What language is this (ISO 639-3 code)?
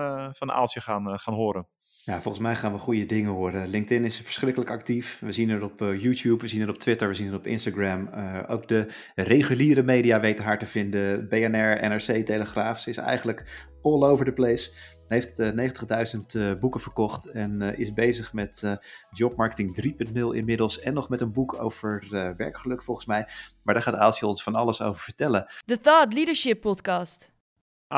nld